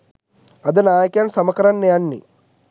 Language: Sinhala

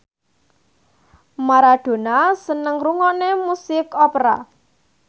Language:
Javanese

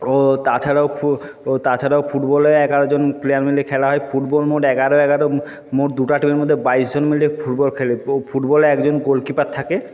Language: Bangla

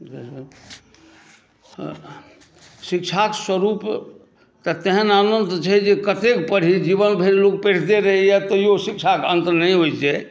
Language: Maithili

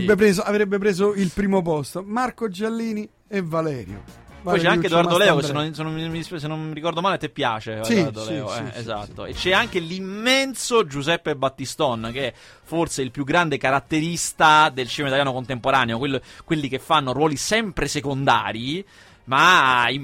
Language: Italian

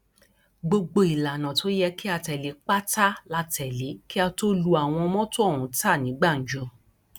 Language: Yoruba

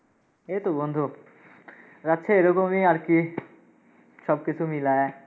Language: Bangla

